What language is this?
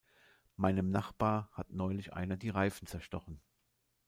German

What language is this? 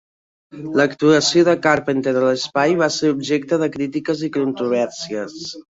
Catalan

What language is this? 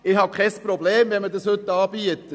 Swiss German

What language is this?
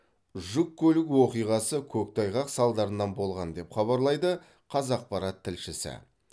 Kazakh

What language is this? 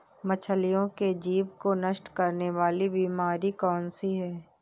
Hindi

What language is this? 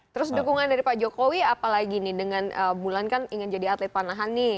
Indonesian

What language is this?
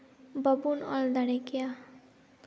Santali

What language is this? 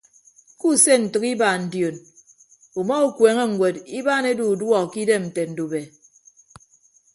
Ibibio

